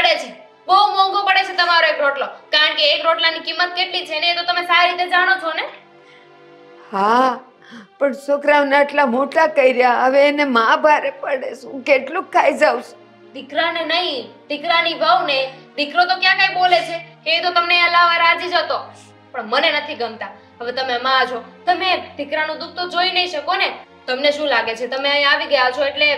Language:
Gujarati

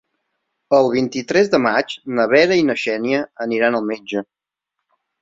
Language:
Catalan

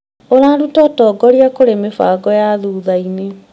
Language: Kikuyu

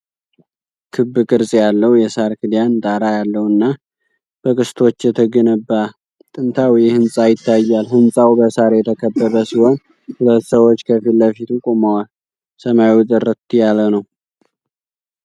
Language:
Amharic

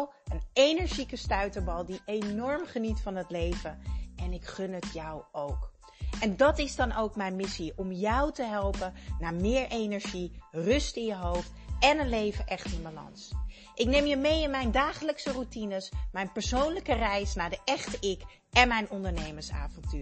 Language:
Dutch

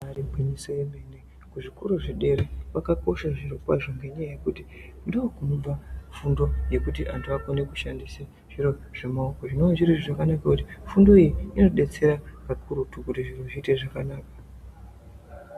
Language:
Ndau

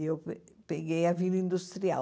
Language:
Portuguese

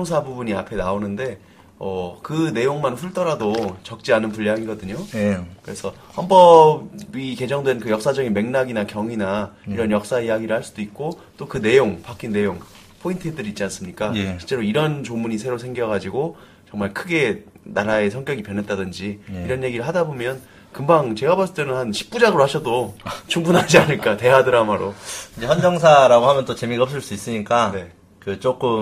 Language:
Korean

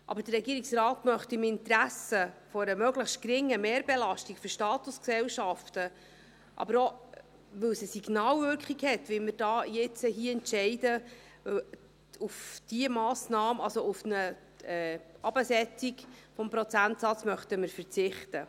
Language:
Swiss German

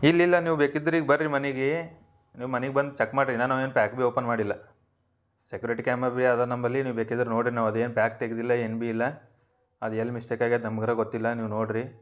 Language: Kannada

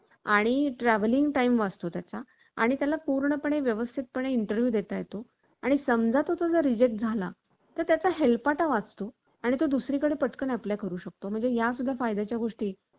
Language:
Marathi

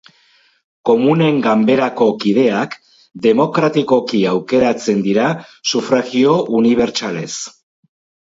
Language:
Basque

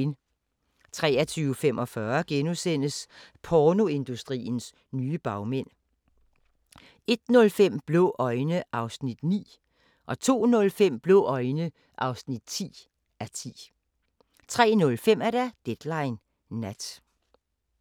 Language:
Danish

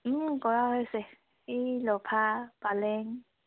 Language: Assamese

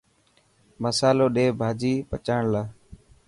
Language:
Dhatki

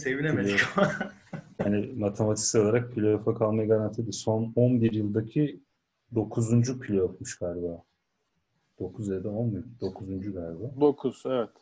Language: Turkish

